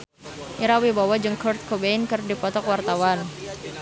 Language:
Sundanese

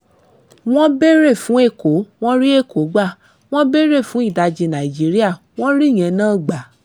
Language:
Yoruba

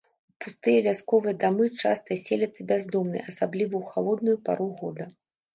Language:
Belarusian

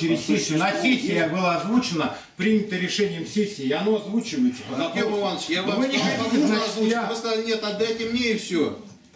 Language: Russian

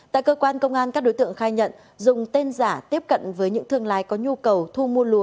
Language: Vietnamese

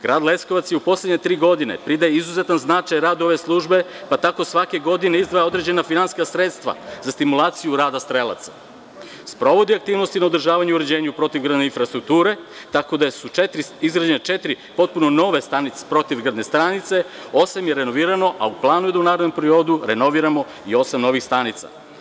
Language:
Serbian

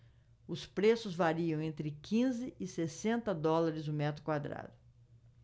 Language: Portuguese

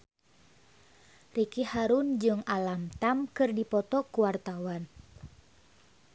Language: Sundanese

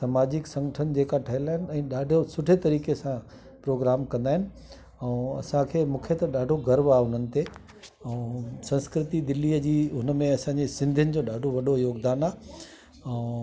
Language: Sindhi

